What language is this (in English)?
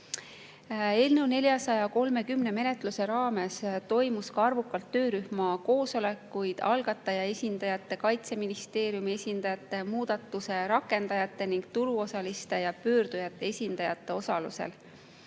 Estonian